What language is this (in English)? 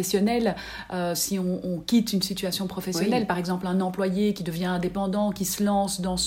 French